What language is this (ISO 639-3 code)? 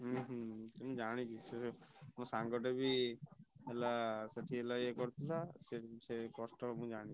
ori